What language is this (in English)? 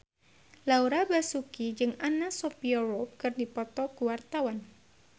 Sundanese